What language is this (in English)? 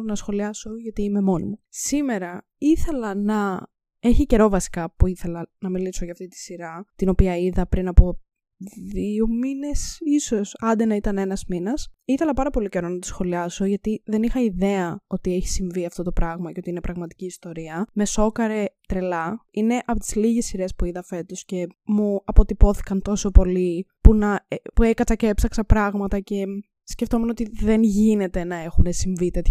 Greek